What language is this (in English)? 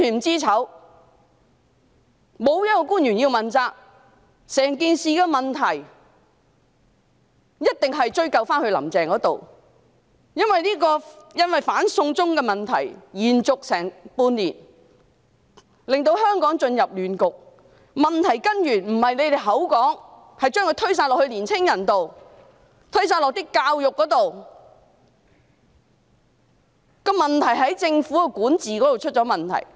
Cantonese